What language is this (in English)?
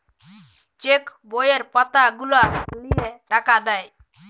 Bangla